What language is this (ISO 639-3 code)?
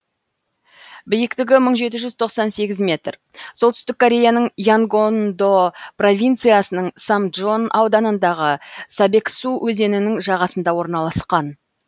kaz